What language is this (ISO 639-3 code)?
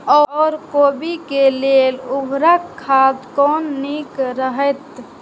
mai